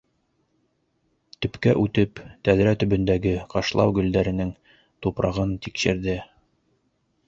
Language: Bashkir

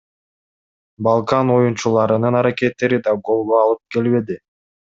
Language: Kyrgyz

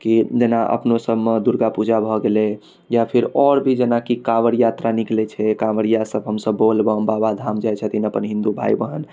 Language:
Maithili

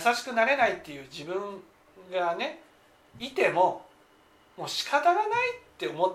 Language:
Japanese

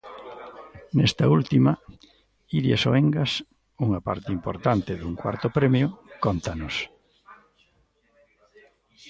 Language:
Galician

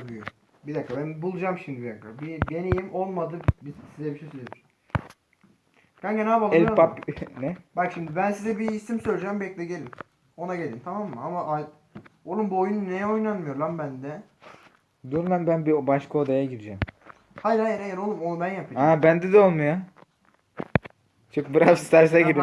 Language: Turkish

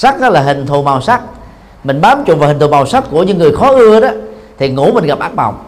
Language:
Vietnamese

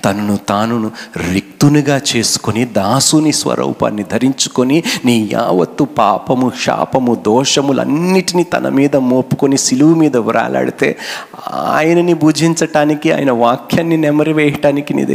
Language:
Telugu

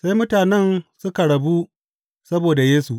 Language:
Hausa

